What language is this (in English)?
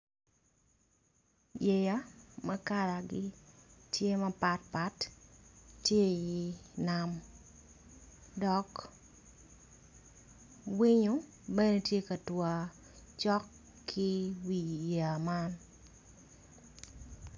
Acoli